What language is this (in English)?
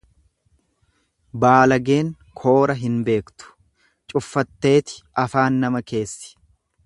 Oromo